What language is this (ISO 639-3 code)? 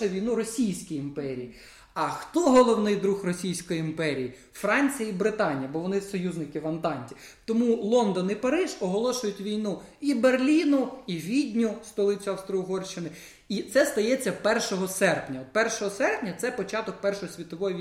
ukr